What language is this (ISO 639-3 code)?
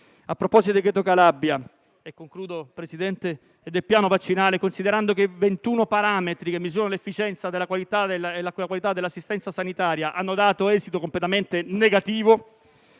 ita